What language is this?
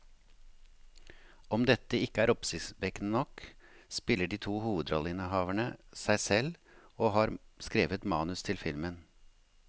Norwegian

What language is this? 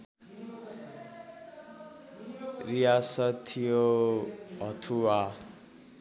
Nepali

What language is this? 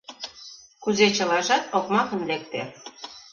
Mari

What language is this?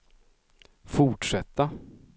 Swedish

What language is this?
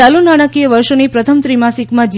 Gujarati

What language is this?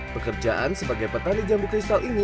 Indonesian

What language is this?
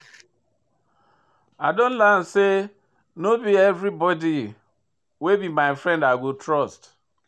Nigerian Pidgin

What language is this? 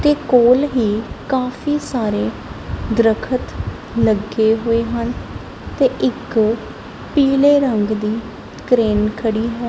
Punjabi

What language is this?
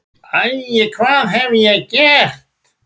Icelandic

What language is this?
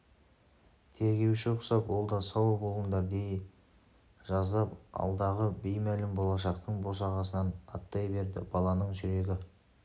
Kazakh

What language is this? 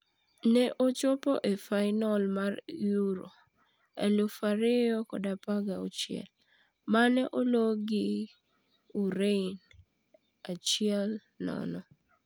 Luo (Kenya and Tanzania)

